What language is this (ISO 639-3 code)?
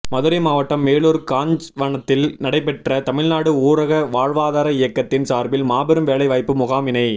tam